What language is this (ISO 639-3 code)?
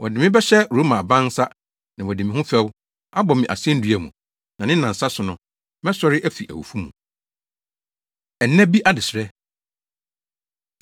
aka